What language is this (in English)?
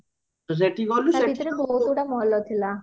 Odia